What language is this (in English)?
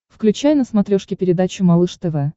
Russian